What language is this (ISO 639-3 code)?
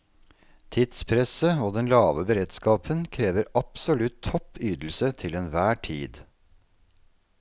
nor